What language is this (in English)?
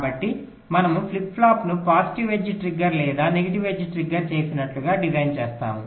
Telugu